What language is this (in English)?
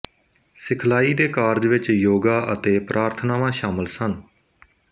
Punjabi